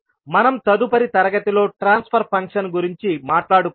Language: Telugu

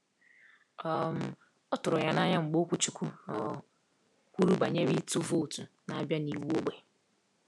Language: Igbo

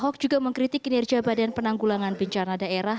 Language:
Indonesian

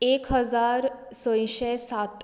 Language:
Konkani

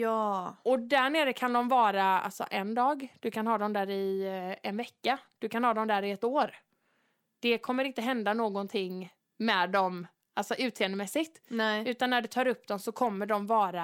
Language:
Swedish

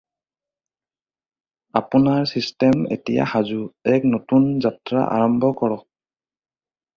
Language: Assamese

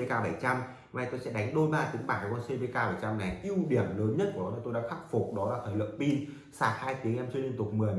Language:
Vietnamese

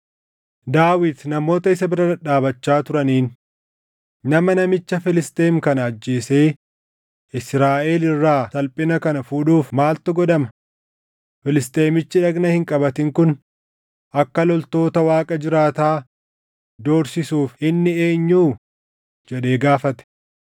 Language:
Oromo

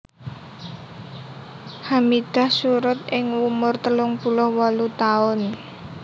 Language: Javanese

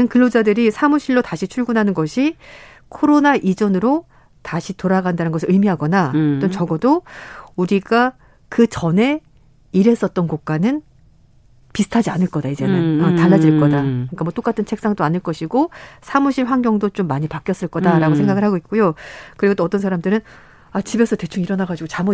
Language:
Korean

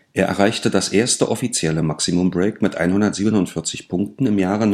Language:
German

